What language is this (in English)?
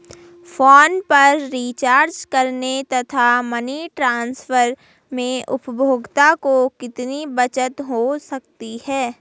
Hindi